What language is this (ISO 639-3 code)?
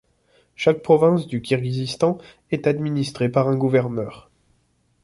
fra